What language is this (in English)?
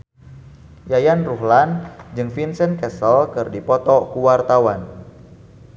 Sundanese